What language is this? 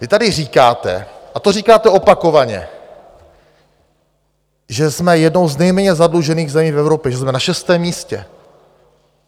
Czech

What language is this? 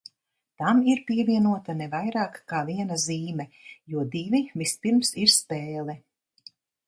Latvian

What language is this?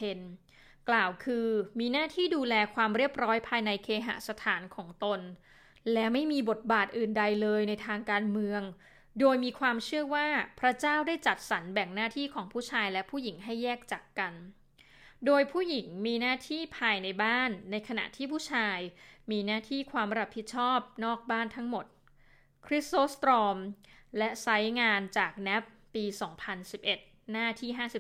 Thai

